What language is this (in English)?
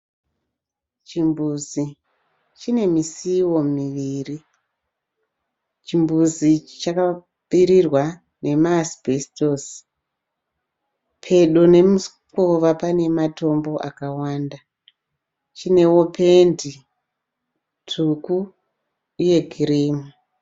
Shona